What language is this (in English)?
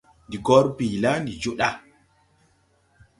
Tupuri